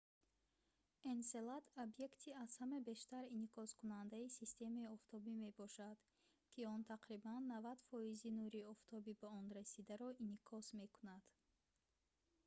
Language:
Tajik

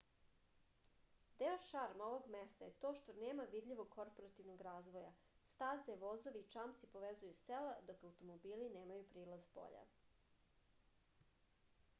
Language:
Serbian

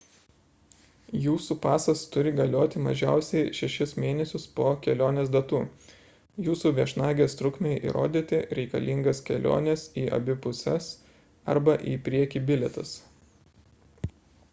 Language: Lithuanian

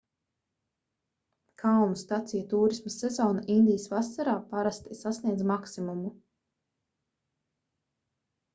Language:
Latvian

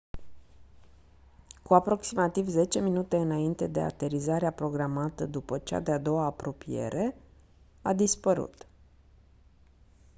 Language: Romanian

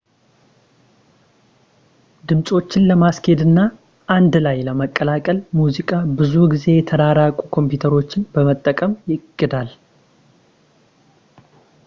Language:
Amharic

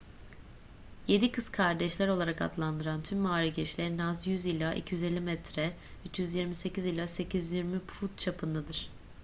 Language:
Turkish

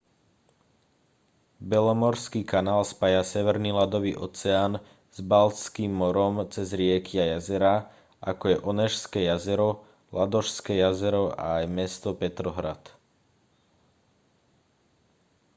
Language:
Slovak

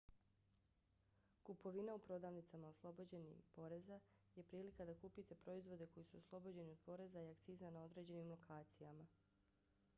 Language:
Bosnian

